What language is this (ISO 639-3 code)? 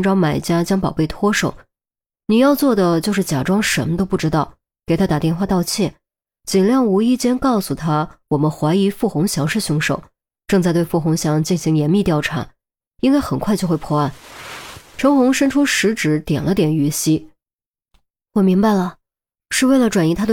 zho